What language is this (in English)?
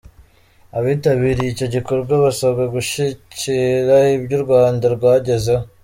Kinyarwanda